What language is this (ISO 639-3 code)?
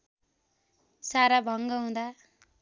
nep